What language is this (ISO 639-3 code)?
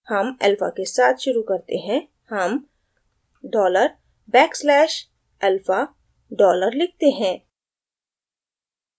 hin